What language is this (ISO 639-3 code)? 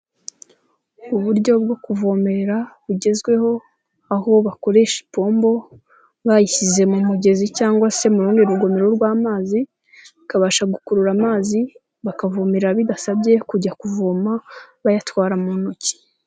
kin